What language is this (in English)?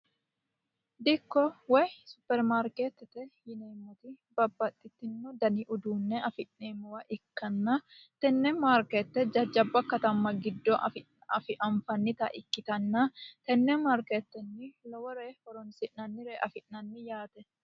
Sidamo